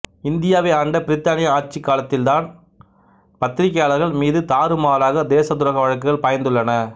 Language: Tamil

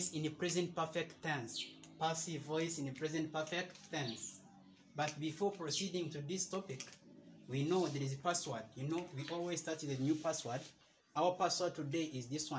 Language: English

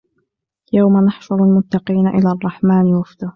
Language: Arabic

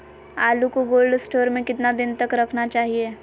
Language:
Magahi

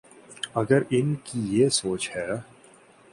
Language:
Urdu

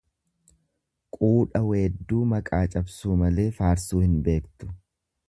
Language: Oromo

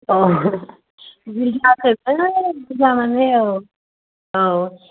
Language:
Bodo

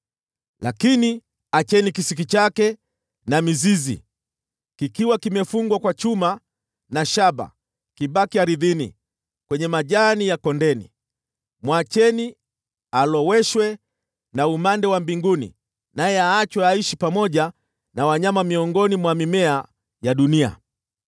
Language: Swahili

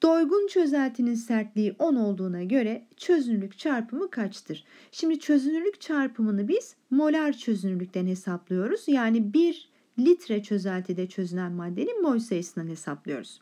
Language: Turkish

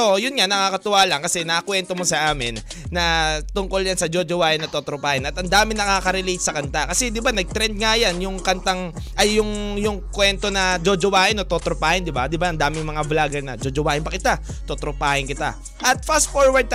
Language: Filipino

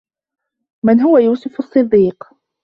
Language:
Arabic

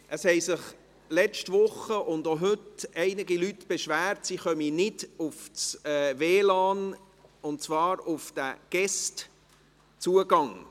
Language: Swiss German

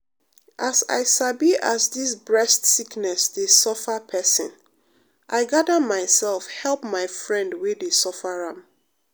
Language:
Nigerian Pidgin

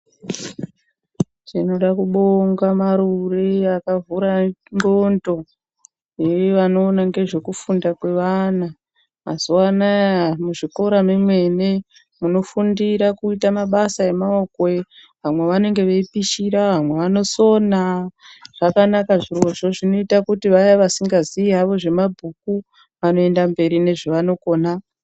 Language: Ndau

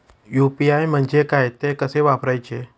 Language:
Marathi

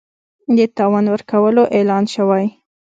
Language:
Pashto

